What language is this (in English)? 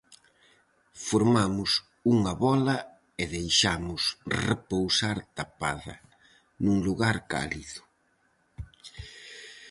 Galician